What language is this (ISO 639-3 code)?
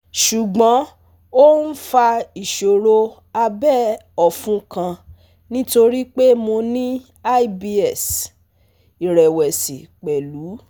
yor